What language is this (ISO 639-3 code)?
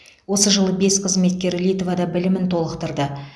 kaz